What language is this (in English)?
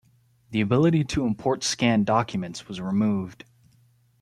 English